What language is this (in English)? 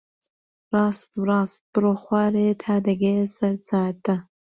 Central Kurdish